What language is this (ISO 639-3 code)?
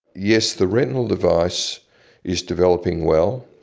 eng